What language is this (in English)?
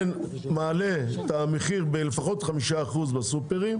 Hebrew